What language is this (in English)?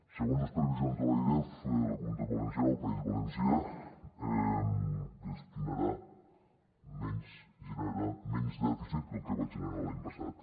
Catalan